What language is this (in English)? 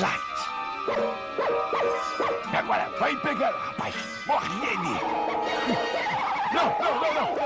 Portuguese